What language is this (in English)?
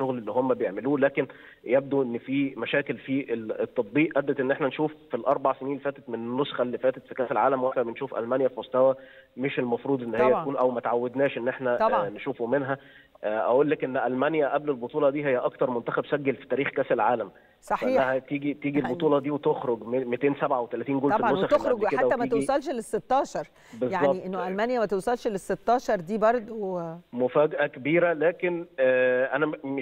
Arabic